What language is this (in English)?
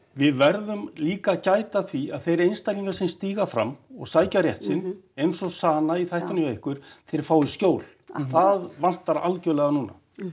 Icelandic